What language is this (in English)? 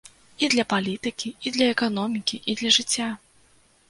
Belarusian